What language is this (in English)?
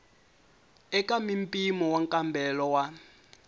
Tsonga